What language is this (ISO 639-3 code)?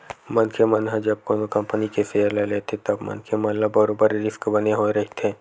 hne